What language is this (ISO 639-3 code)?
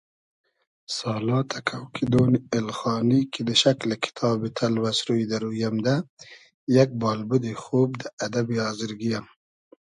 haz